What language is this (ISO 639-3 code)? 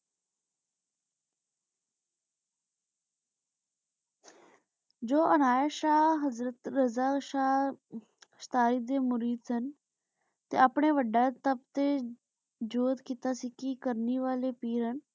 pan